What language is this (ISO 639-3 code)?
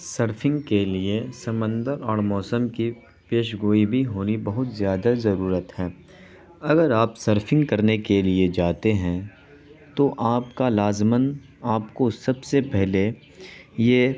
urd